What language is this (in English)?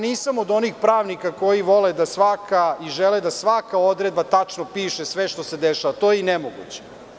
Serbian